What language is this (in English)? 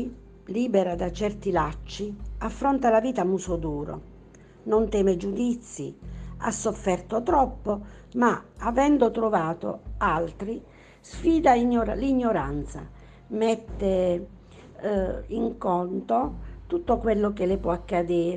Italian